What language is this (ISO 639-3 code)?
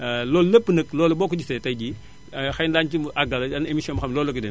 wol